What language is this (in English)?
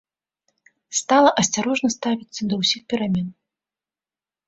Belarusian